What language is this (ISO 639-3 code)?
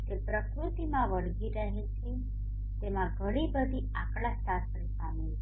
guj